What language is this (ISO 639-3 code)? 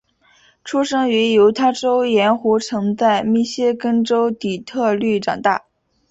zho